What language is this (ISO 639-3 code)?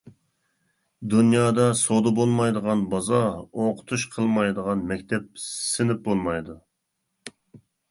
uig